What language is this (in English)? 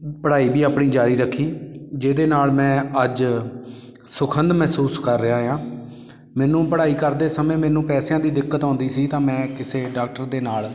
Punjabi